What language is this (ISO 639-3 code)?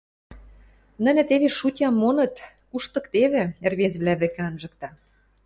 mrj